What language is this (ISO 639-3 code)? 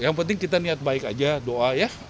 ind